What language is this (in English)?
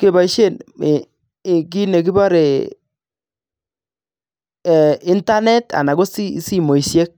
Kalenjin